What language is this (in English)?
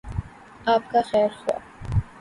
Urdu